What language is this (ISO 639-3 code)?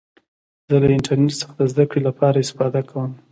pus